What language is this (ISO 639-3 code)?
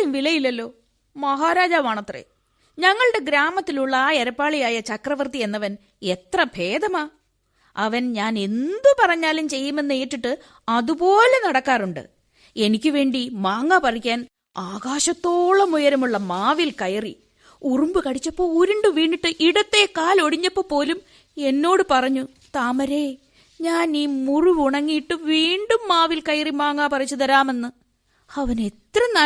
mal